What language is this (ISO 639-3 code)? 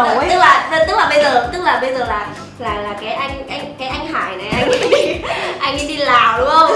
vie